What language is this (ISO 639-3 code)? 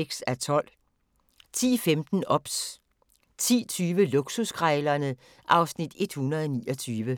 dan